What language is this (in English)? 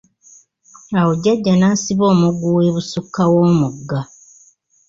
Ganda